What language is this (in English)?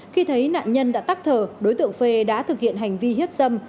Vietnamese